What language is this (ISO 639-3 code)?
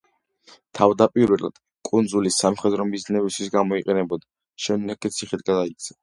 kat